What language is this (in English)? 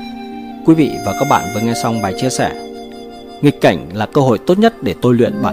Vietnamese